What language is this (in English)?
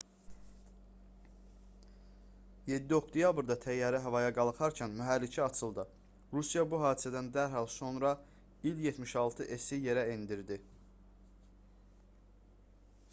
Azerbaijani